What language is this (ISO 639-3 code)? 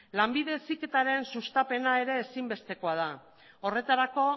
eus